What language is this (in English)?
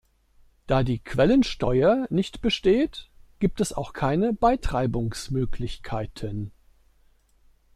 German